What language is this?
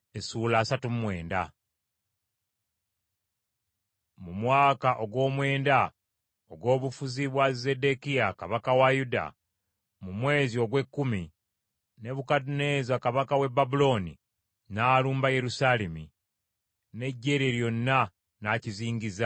Ganda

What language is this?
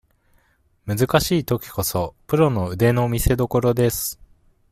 Japanese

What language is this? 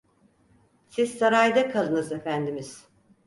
Turkish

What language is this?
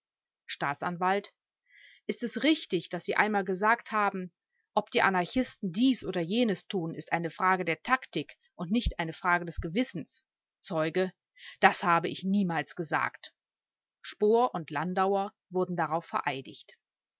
German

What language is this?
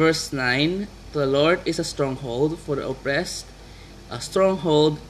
Filipino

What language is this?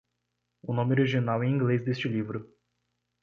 Portuguese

